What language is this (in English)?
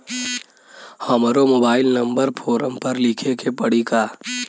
Bhojpuri